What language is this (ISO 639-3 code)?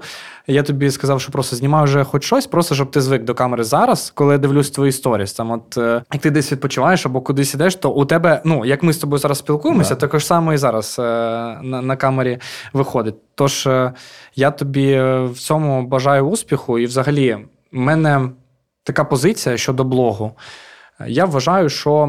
ukr